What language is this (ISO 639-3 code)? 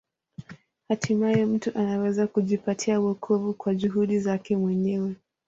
swa